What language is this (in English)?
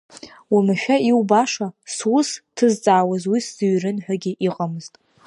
Abkhazian